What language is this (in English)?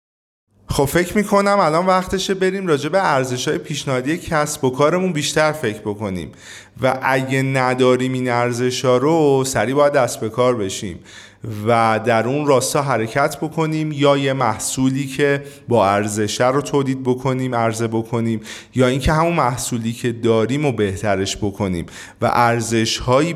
Persian